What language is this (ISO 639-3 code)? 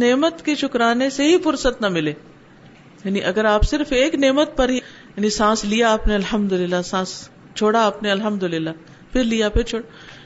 urd